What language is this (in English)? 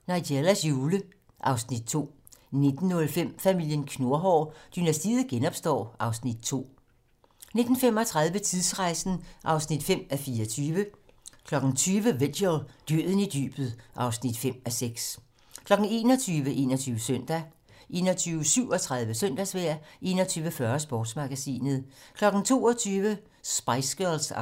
Danish